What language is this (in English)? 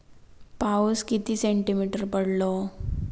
Marathi